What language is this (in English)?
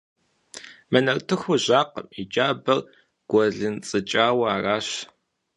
Kabardian